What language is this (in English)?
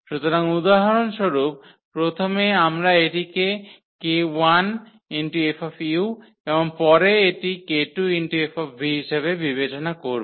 Bangla